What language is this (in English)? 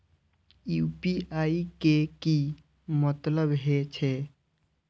Maithili